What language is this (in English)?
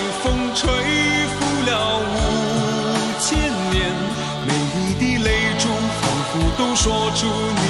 Chinese